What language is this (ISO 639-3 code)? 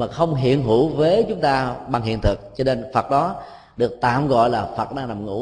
vie